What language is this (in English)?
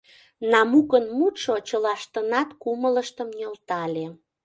Mari